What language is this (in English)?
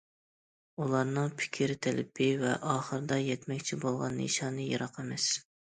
Uyghur